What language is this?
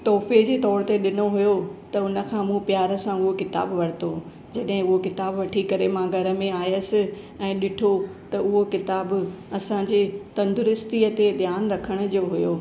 Sindhi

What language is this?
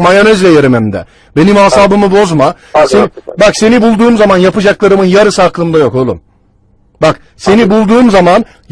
Turkish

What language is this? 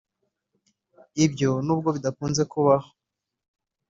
Kinyarwanda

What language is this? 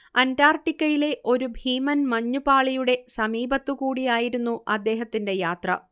Malayalam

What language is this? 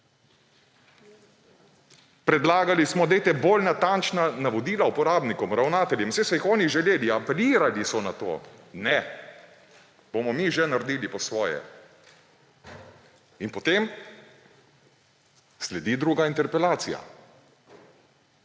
Slovenian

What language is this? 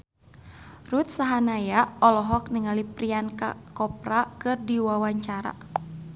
Sundanese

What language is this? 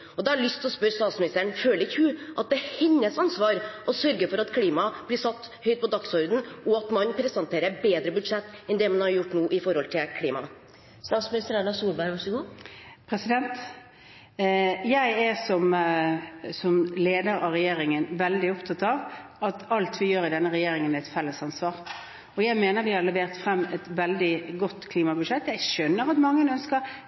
Norwegian Bokmål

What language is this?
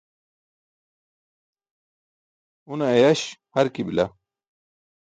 Burushaski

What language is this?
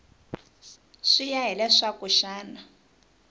Tsonga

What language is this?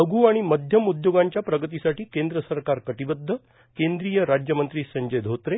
Marathi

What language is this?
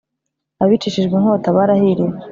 Kinyarwanda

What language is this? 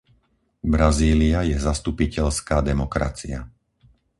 Slovak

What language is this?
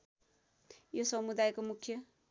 Nepali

